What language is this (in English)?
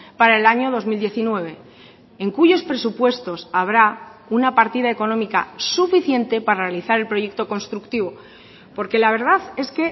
Spanish